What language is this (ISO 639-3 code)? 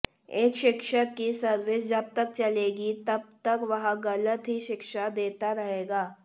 hin